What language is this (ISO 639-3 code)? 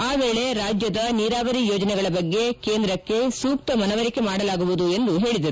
kan